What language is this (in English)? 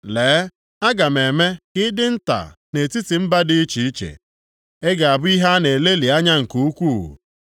Igbo